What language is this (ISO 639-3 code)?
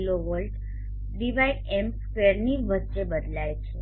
guj